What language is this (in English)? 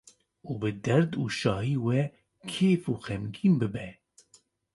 Kurdish